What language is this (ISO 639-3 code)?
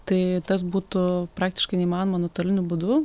lit